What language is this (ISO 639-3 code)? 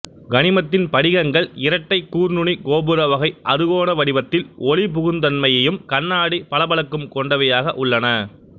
tam